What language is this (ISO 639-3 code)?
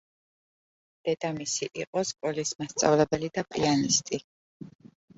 kat